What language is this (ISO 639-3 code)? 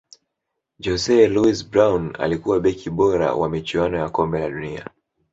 swa